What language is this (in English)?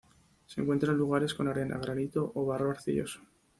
Spanish